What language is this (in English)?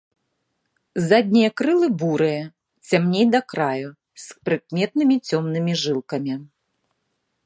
Belarusian